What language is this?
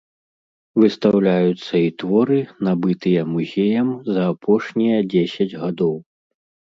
Belarusian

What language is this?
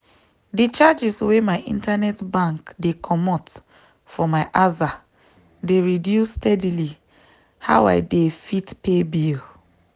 Nigerian Pidgin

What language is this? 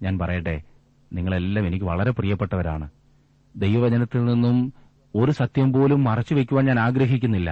Malayalam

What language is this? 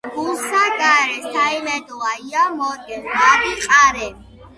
Georgian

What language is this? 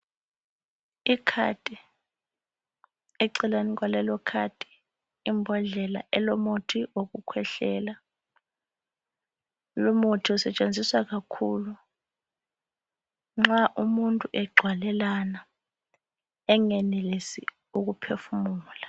North Ndebele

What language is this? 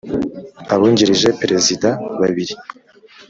Kinyarwanda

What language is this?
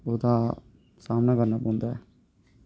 Dogri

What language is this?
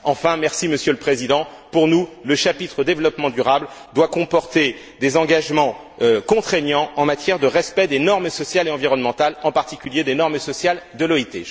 French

